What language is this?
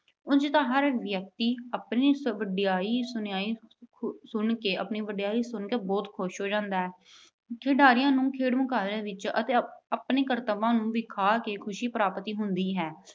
Punjabi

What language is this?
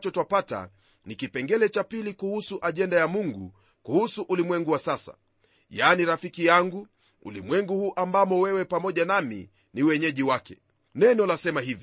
Swahili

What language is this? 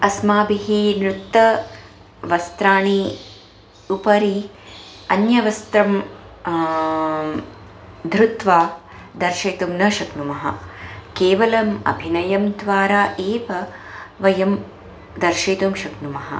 Sanskrit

